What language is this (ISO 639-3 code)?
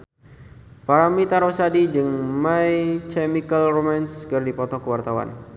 sun